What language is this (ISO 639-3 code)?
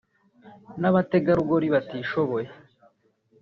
kin